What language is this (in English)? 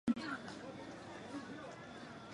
Chinese